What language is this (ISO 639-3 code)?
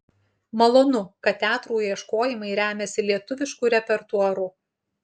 lit